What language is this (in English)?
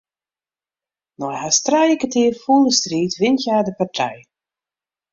Western Frisian